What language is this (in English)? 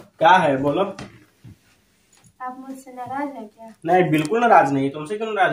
Hindi